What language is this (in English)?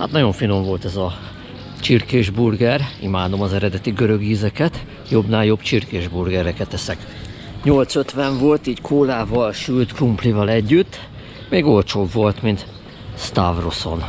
Hungarian